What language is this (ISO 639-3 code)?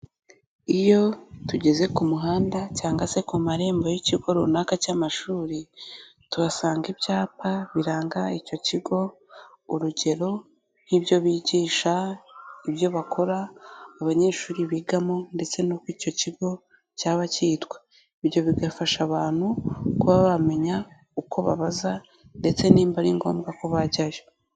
kin